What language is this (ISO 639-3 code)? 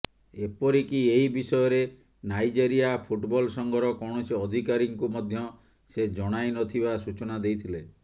ori